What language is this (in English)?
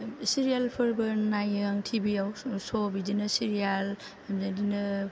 Bodo